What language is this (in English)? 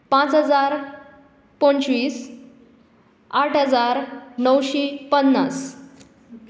Konkani